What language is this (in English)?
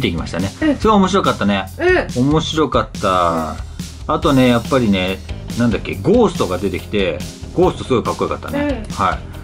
Japanese